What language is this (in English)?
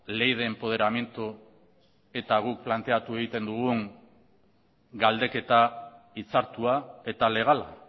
Basque